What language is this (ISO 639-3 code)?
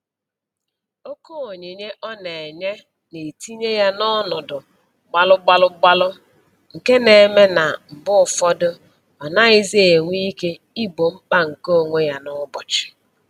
ibo